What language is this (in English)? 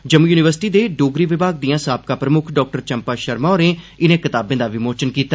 Dogri